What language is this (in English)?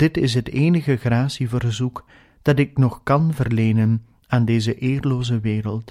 Dutch